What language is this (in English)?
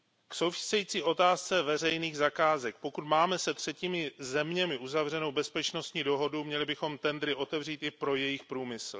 Czech